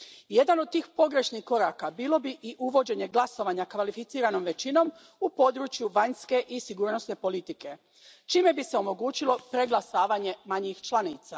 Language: Croatian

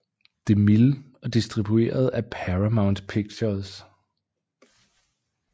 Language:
Danish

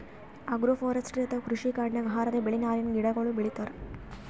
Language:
Kannada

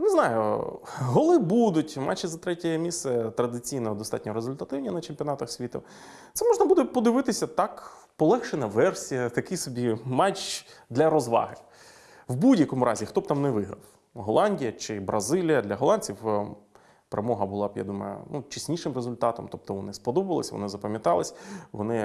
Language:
Ukrainian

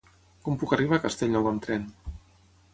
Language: Catalan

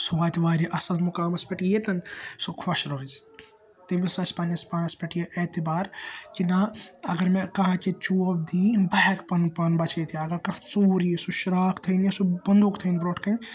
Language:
Kashmiri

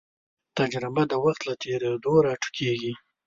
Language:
Pashto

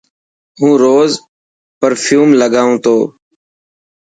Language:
Dhatki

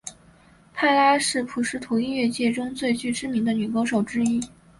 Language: Chinese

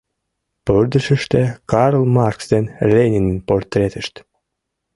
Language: Mari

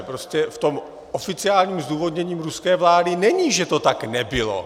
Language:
Czech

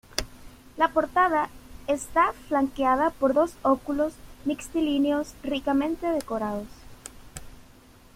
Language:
Spanish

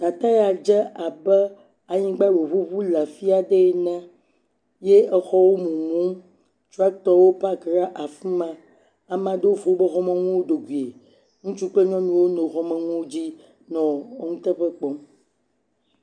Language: Ewe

